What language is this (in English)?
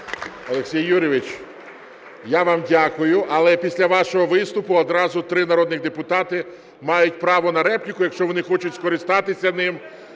Ukrainian